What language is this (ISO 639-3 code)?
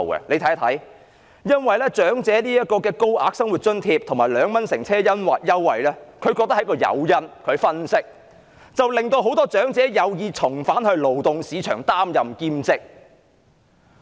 yue